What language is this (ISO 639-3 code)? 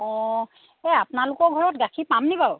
asm